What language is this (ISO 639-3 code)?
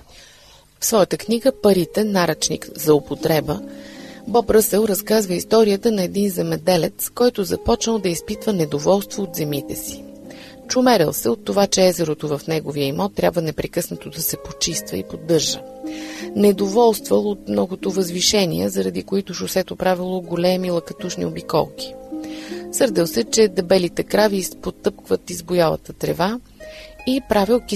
bul